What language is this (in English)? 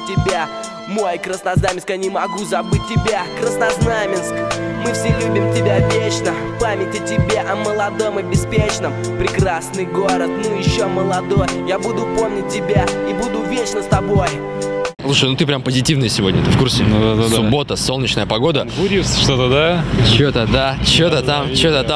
Russian